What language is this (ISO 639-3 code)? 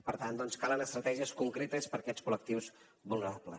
cat